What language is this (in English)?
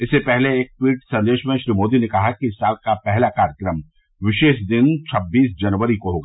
Hindi